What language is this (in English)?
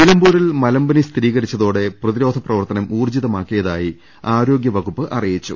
Malayalam